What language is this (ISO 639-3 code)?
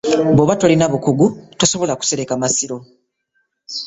lug